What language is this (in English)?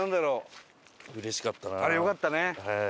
Japanese